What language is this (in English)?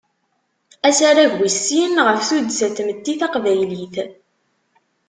Kabyle